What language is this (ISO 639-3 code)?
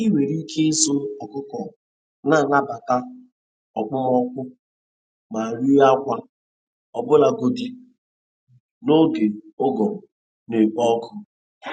ibo